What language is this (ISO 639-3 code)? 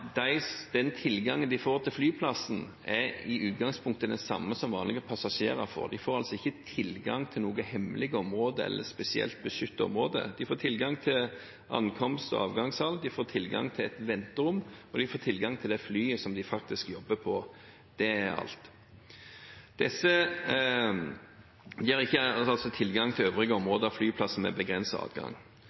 nob